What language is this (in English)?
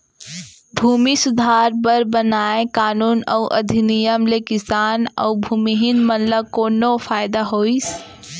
Chhattisgarhi